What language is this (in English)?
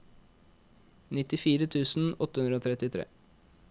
Norwegian